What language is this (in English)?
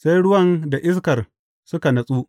Hausa